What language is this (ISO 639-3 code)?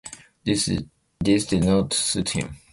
eng